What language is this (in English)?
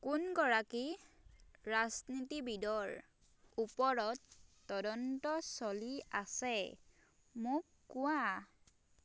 Assamese